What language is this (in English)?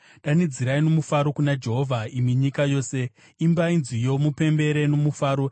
Shona